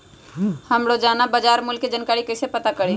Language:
Magahi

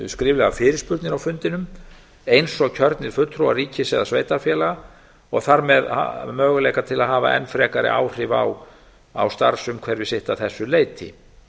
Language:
Icelandic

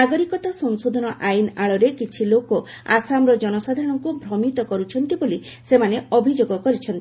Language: Odia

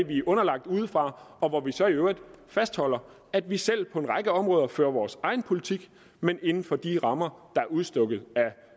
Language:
Danish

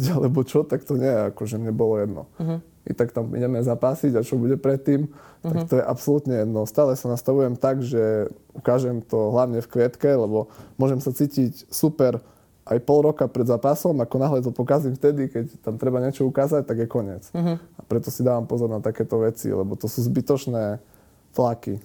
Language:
Slovak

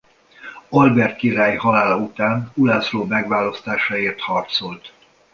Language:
Hungarian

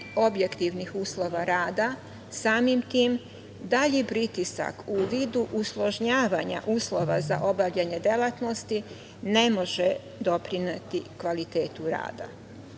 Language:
Serbian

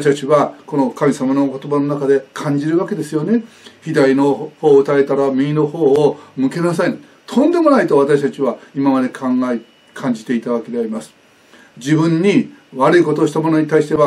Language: Japanese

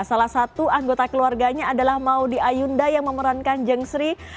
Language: Indonesian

